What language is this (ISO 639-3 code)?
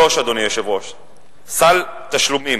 heb